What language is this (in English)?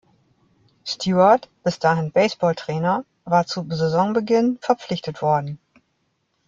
German